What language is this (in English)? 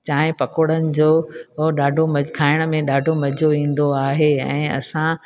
Sindhi